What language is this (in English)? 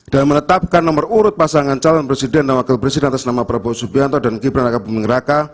Indonesian